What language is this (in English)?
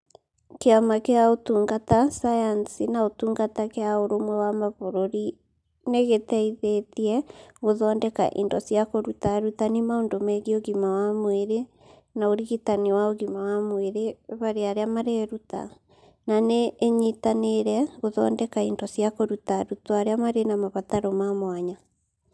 Kikuyu